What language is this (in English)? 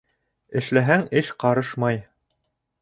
Bashkir